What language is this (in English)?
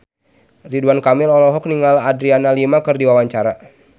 Sundanese